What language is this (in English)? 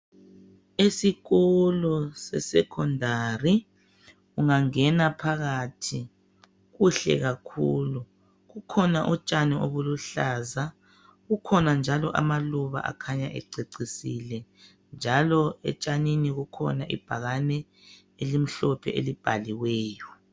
North Ndebele